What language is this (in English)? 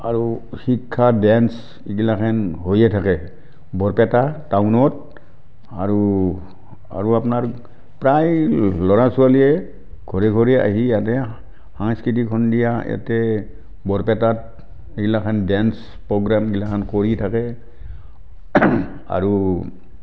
Assamese